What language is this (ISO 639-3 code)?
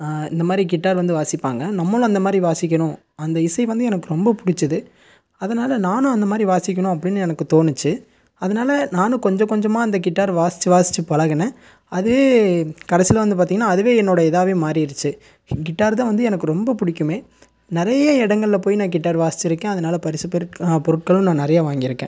tam